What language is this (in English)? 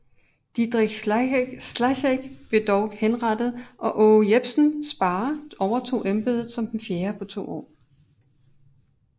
Danish